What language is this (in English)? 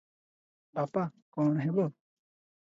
Odia